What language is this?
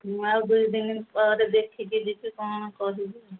Odia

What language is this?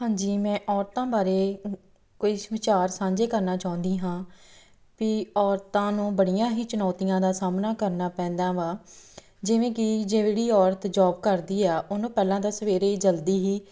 Punjabi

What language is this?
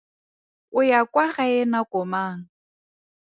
Tswana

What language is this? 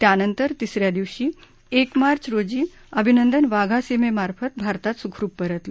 Marathi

